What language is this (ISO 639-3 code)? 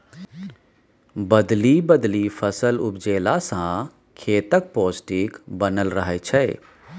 mai